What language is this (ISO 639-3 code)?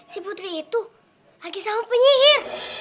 ind